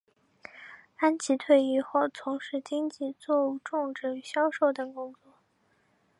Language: Chinese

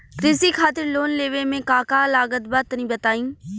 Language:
Bhojpuri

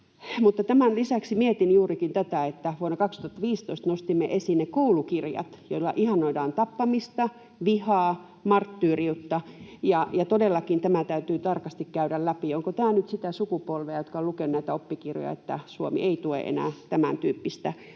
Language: Finnish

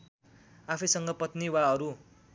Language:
Nepali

